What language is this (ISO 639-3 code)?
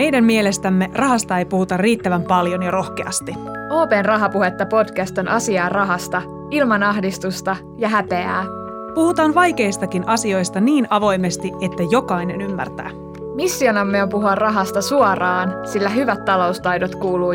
fin